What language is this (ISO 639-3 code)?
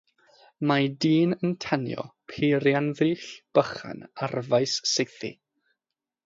cym